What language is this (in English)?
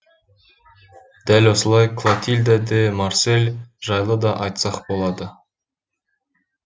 Kazakh